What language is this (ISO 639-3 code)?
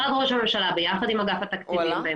heb